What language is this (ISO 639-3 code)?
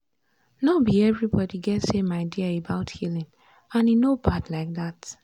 pcm